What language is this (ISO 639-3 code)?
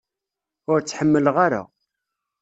kab